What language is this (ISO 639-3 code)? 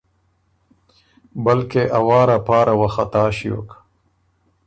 oru